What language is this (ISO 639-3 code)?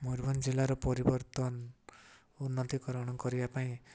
ori